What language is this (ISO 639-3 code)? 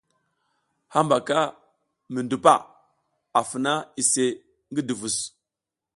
giz